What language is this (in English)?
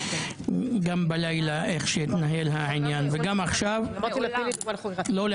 Hebrew